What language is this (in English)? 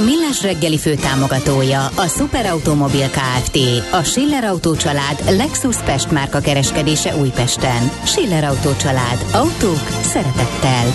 Hungarian